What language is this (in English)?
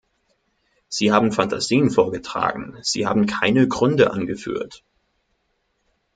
German